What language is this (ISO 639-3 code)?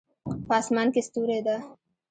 pus